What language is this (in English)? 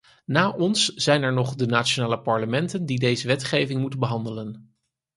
Dutch